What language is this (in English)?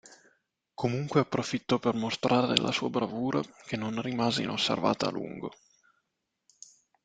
Italian